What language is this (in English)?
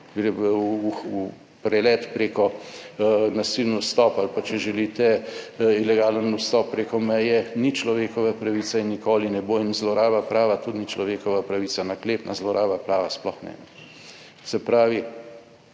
Slovenian